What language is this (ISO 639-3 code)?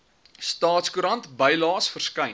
afr